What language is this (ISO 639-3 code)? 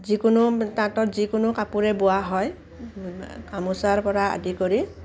asm